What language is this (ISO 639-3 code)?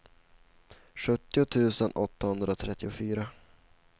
swe